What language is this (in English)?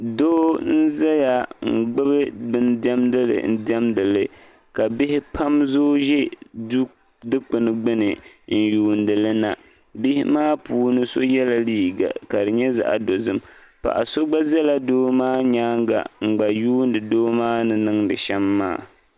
Dagbani